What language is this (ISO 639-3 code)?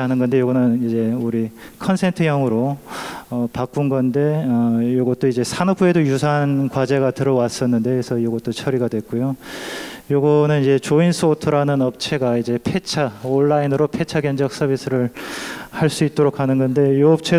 kor